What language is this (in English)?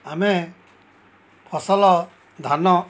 Odia